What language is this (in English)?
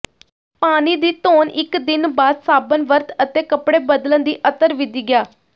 Punjabi